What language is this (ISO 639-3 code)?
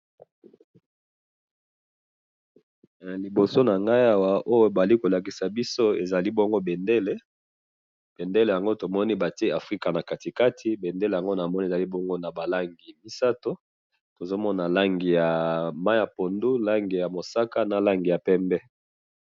lin